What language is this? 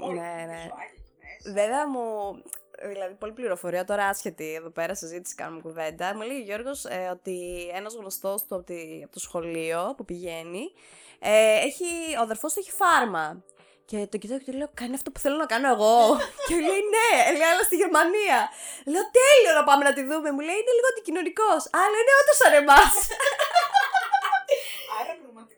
Greek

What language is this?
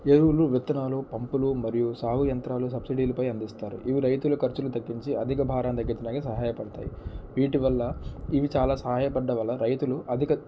Telugu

